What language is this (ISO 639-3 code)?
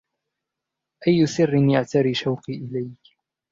ara